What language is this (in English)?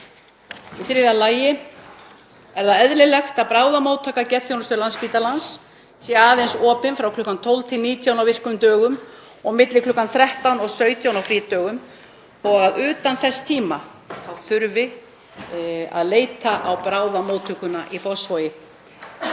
Icelandic